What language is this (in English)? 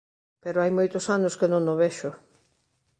Galician